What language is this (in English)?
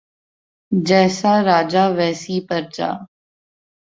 Urdu